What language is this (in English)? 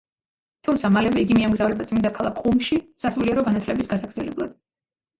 Georgian